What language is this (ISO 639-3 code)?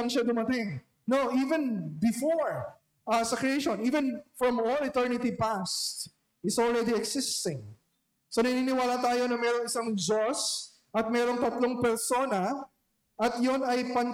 fil